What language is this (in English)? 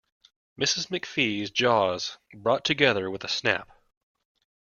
English